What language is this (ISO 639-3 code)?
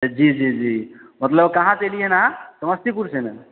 mai